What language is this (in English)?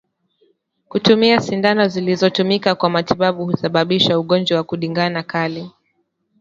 Swahili